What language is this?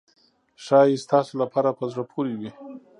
Pashto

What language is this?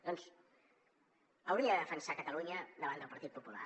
Catalan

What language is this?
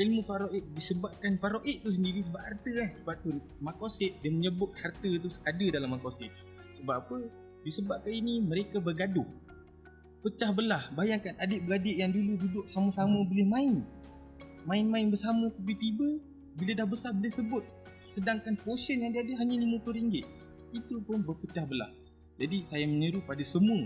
Malay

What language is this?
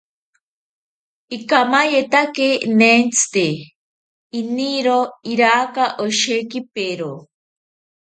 South Ucayali Ashéninka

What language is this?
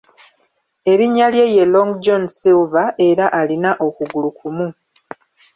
Ganda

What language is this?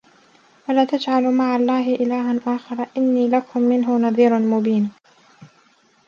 Arabic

